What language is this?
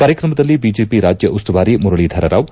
Kannada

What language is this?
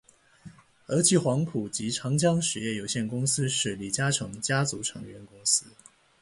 Chinese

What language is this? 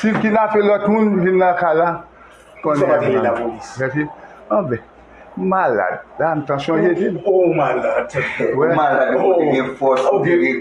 French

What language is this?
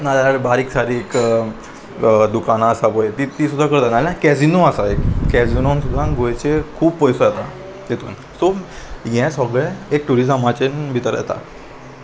Konkani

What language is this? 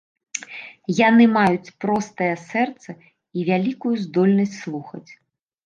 Belarusian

